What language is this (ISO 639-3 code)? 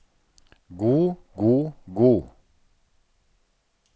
nor